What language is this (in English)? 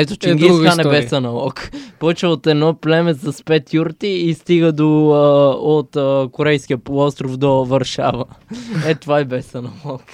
Bulgarian